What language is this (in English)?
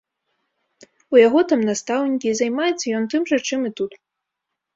Belarusian